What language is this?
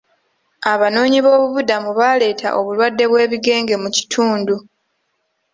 Ganda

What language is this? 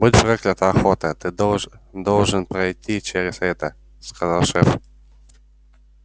Russian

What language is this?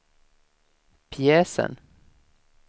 Swedish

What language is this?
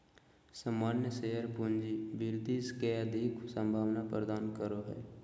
Magahi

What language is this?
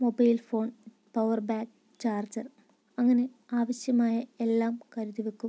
Malayalam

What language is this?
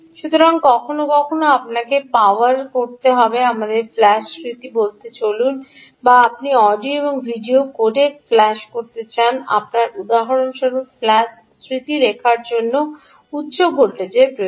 Bangla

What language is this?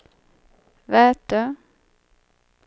Swedish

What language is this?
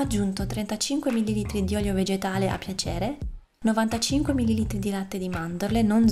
Italian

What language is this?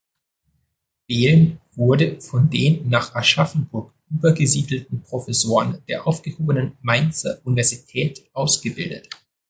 German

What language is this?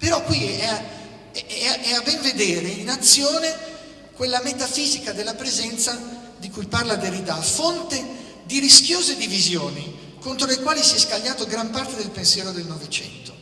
Italian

